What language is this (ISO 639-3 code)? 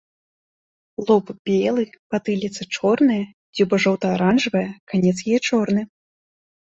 bel